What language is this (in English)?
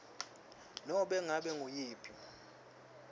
Swati